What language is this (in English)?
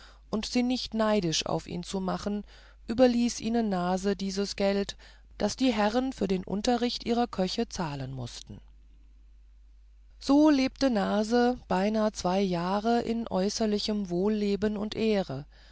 German